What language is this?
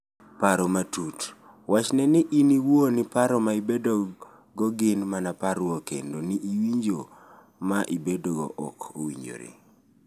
Luo (Kenya and Tanzania)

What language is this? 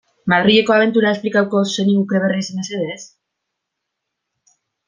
Basque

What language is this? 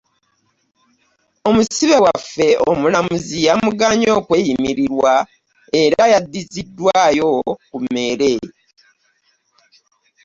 Ganda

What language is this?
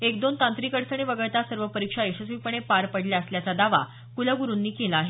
Marathi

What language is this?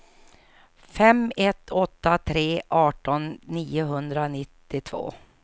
Swedish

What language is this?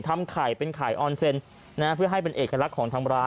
Thai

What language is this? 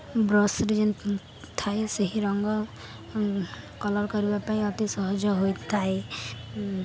Odia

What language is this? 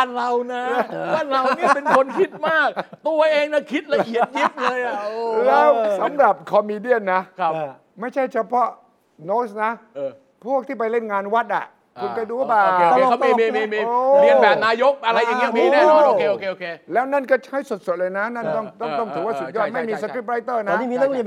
Thai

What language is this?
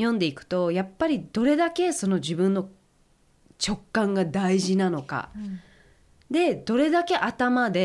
Japanese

